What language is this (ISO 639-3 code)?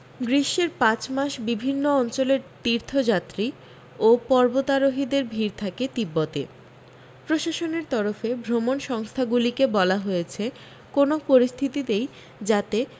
ben